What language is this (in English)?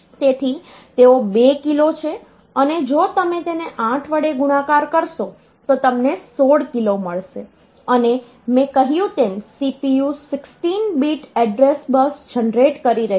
Gujarati